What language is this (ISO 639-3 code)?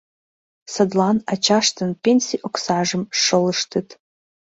chm